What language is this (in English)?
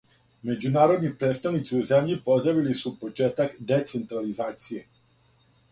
Serbian